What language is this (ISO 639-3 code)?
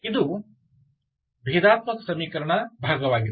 kan